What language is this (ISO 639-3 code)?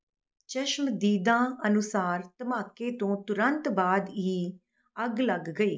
pan